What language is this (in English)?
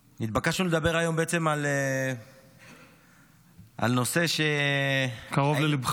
Hebrew